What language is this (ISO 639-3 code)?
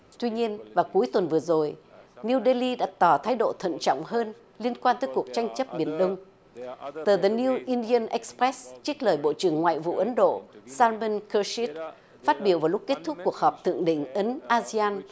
vie